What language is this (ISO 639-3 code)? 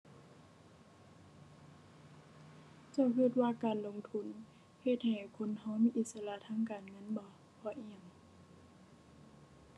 tha